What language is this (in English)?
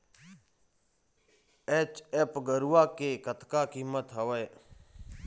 Chhattisgarhi